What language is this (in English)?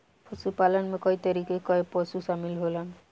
Bhojpuri